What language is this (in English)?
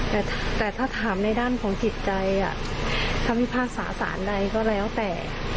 Thai